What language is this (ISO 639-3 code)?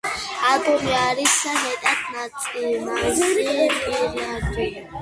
kat